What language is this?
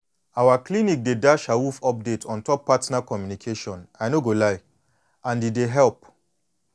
Nigerian Pidgin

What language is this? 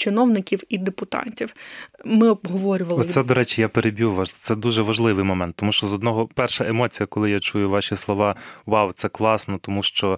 Ukrainian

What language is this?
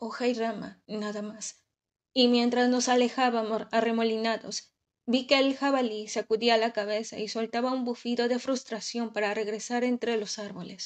Spanish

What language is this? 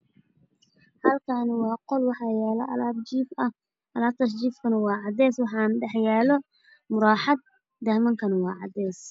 Somali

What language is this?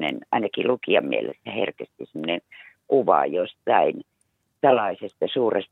Finnish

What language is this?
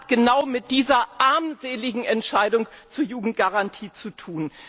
German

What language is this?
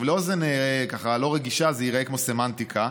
Hebrew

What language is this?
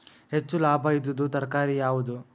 Kannada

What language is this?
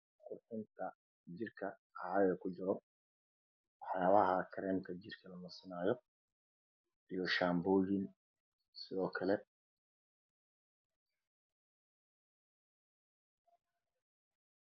Somali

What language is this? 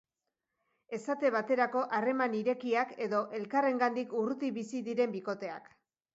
Basque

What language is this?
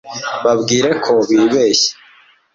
Kinyarwanda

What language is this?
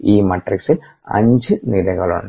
Malayalam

